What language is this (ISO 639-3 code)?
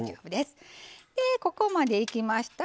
jpn